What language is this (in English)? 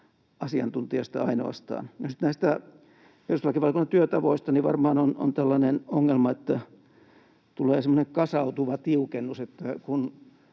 Finnish